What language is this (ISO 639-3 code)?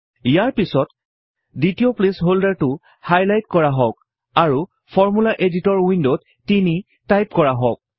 asm